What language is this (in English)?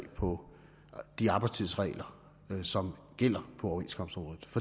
Danish